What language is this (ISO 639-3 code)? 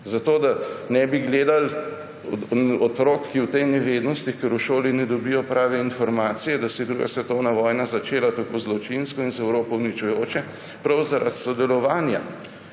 slv